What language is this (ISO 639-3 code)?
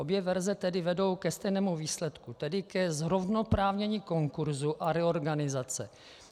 ces